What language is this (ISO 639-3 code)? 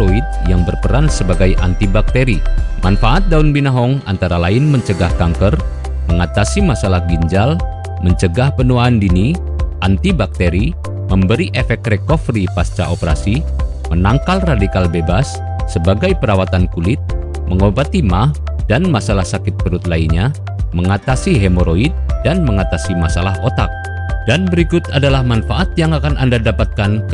ind